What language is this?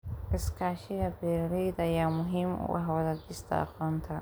Somali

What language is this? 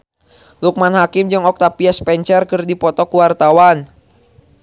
Sundanese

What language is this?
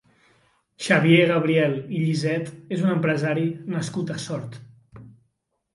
Catalan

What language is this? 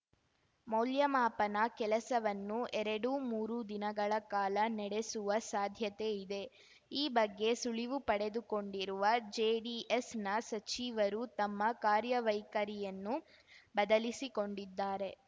Kannada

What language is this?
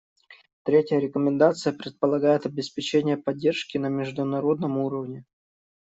Russian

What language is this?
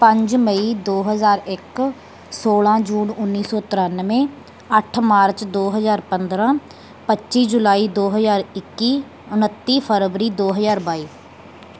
Punjabi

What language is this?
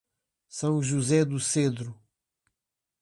Portuguese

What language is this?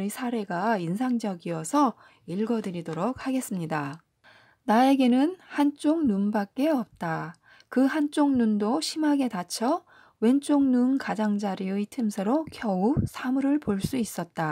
Korean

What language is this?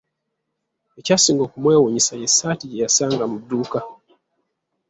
Ganda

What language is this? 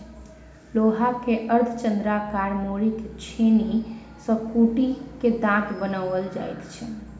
Maithili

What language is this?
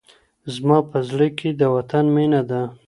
Pashto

